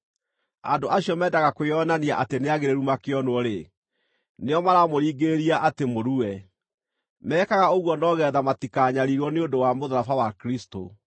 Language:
Kikuyu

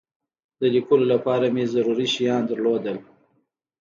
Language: Pashto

